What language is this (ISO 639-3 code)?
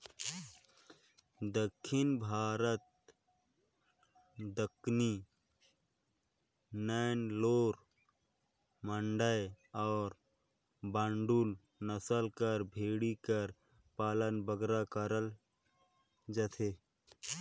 hne